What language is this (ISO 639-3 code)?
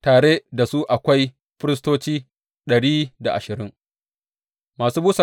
hau